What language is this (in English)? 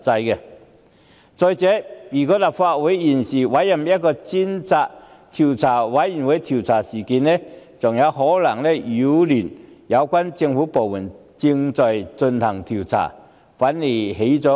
Cantonese